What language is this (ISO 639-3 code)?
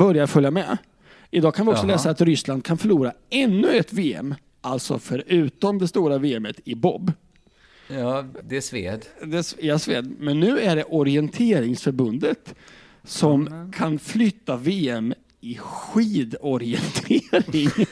swe